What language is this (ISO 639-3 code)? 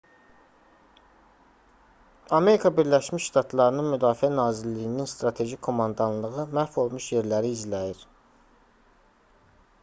aze